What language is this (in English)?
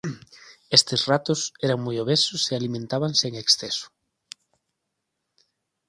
Galician